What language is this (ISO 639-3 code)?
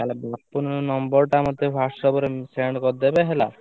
ori